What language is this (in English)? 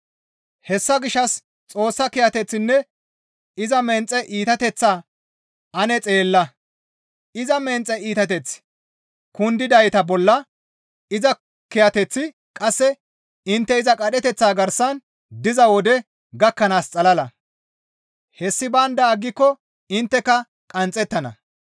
Gamo